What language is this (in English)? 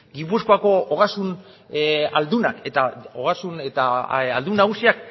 Basque